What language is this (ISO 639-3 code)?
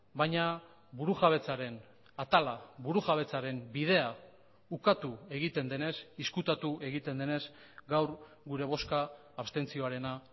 eus